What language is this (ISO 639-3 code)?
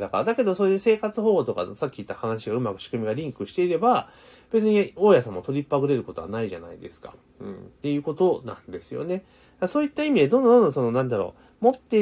jpn